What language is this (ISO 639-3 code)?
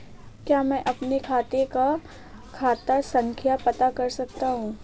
hin